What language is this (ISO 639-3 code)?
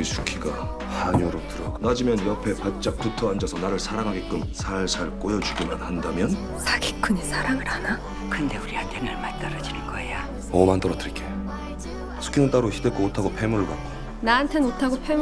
kor